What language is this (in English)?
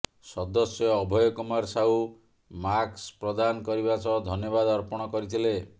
Odia